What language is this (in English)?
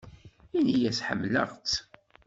Kabyle